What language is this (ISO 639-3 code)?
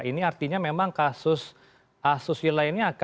ind